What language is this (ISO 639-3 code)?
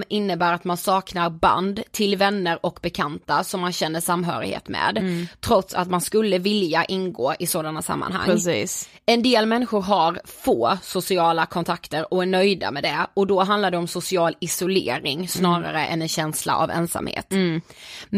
swe